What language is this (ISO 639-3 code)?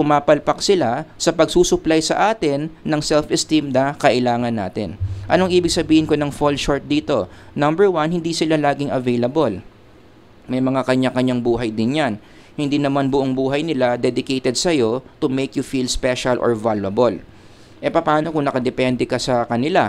fil